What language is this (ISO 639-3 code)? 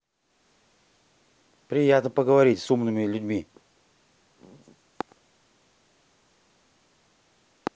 rus